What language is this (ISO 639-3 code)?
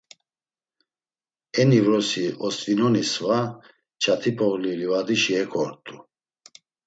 lzz